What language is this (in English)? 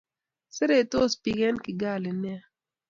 Kalenjin